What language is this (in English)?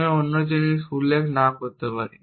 Bangla